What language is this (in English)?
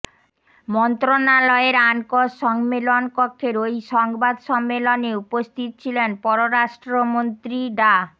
Bangla